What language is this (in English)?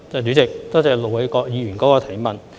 Cantonese